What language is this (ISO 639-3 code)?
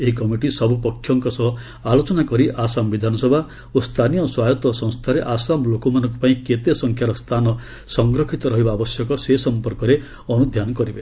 ori